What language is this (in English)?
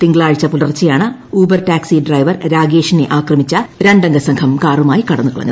Malayalam